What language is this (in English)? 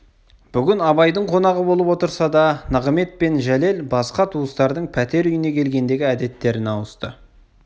Kazakh